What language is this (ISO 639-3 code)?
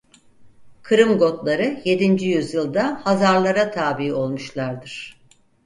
tur